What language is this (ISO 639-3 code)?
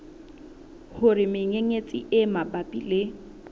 sot